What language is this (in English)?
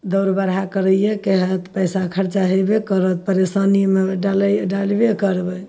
Maithili